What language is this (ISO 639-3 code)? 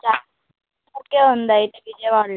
tel